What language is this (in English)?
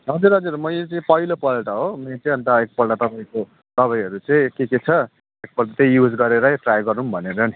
Nepali